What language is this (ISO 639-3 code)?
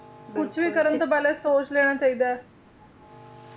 pan